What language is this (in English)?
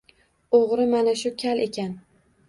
Uzbek